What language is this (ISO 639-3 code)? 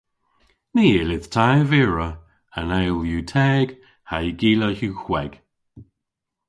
cor